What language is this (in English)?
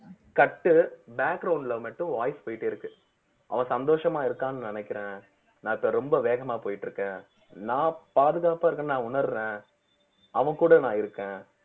Tamil